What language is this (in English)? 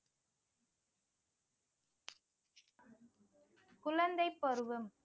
Tamil